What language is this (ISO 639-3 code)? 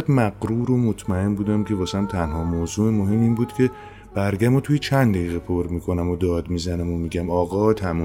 fas